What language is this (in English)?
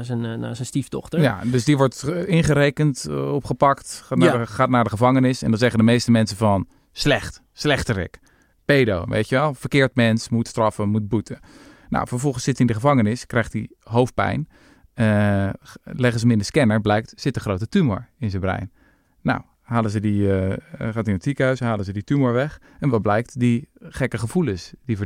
Dutch